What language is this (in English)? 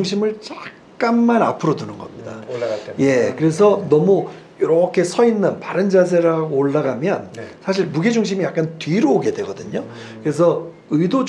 Korean